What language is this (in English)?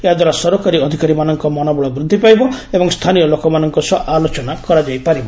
Odia